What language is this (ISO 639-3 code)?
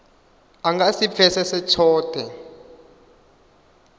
ven